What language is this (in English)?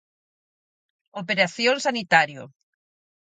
Galician